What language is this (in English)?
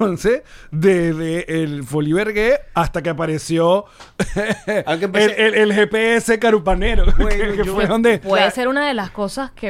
Spanish